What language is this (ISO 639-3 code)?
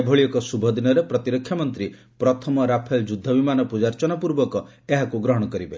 ori